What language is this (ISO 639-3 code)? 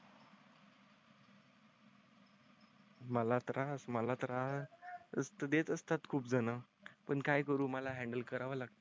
mar